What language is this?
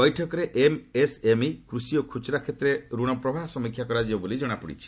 Odia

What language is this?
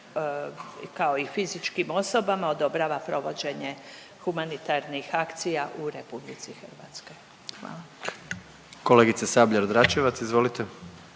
Croatian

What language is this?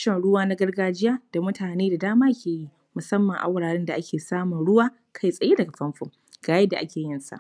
Hausa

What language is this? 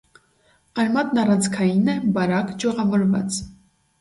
Armenian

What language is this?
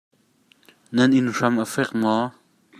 Hakha Chin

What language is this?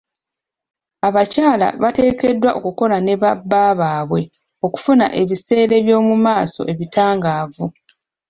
Ganda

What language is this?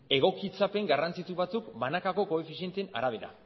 Basque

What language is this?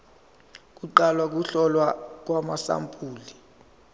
Zulu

